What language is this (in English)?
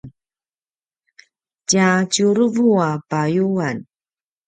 Paiwan